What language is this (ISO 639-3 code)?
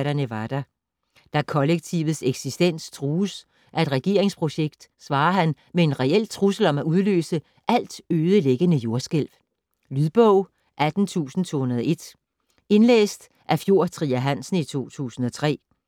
dan